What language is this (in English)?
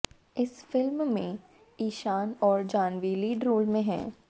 Hindi